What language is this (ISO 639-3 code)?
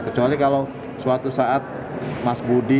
ind